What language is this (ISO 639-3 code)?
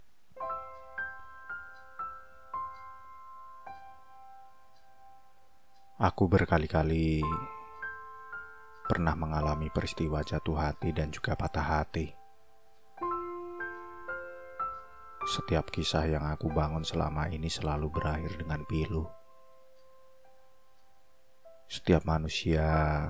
ind